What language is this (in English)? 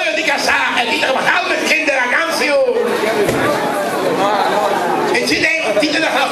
Arabic